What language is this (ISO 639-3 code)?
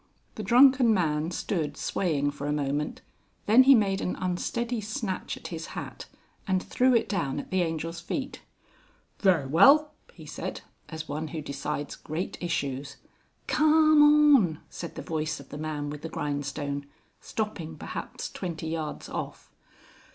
eng